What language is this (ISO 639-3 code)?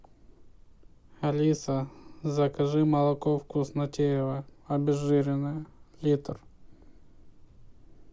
rus